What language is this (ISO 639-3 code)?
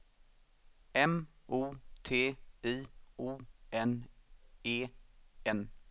swe